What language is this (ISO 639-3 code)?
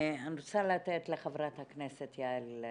heb